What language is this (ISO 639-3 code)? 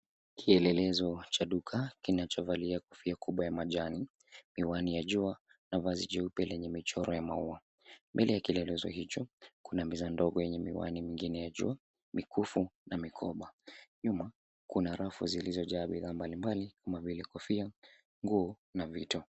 swa